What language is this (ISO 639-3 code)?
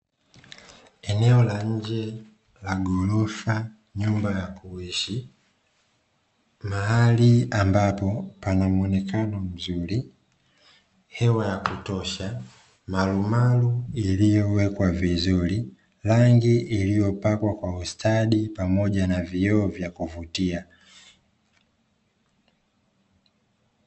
swa